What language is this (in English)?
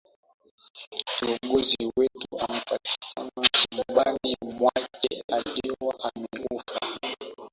Swahili